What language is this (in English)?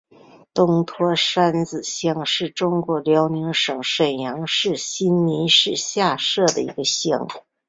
Chinese